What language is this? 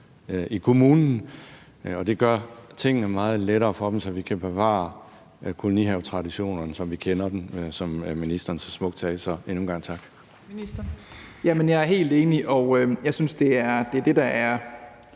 Danish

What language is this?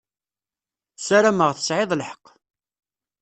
Kabyle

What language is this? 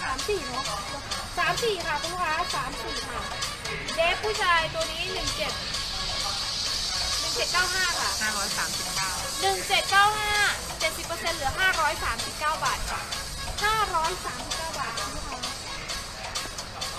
Thai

